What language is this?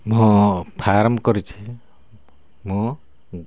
Odia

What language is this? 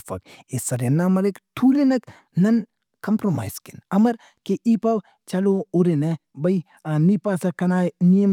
Brahui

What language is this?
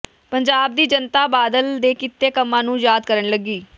Punjabi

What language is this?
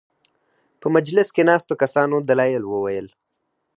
Pashto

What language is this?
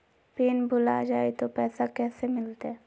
Magahi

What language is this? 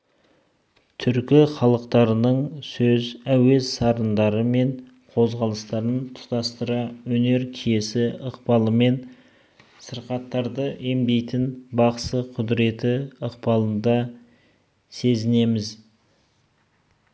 Kazakh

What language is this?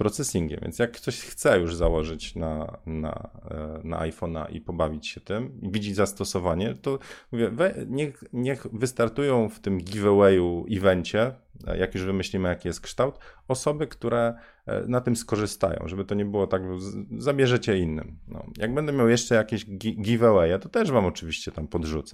Polish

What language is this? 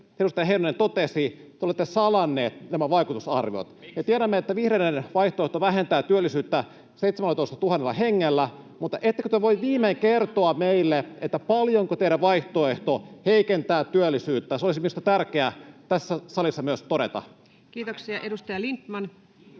Finnish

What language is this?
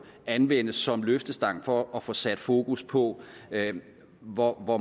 Danish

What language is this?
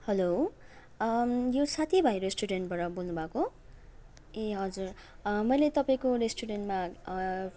Nepali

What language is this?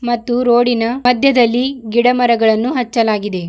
Kannada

